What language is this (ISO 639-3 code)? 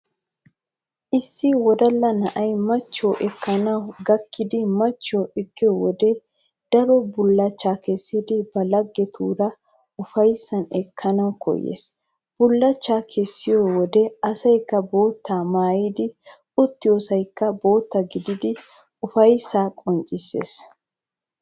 wal